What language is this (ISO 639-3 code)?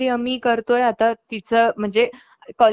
mar